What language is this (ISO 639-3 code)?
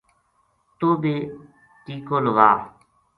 gju